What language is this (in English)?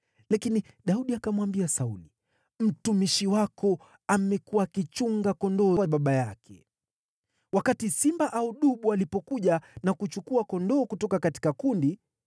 Swahili